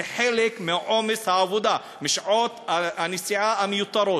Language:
Hebrew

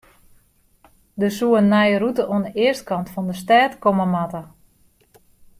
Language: Western Frisian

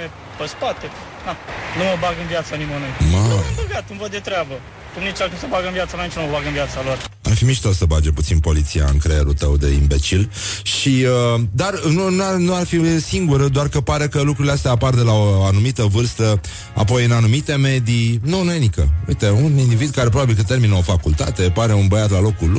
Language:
Romanian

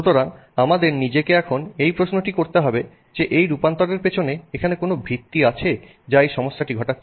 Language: Bangla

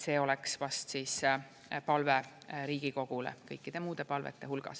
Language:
Estonian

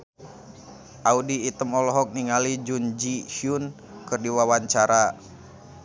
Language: Sundanese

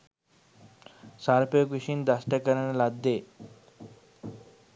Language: Sinhala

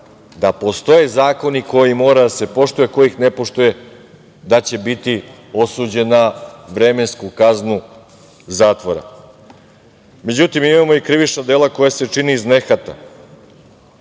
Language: Serbian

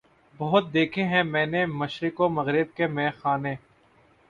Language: Urdu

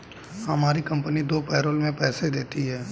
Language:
Hindi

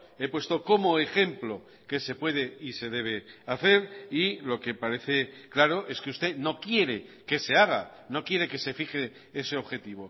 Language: Spanish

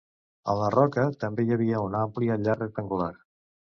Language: Catalan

